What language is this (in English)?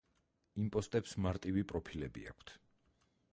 Georgian